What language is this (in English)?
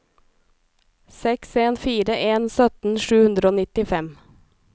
Norwegian